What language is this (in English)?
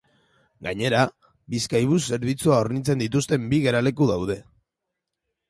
Basque